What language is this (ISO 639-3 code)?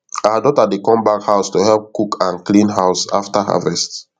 pcm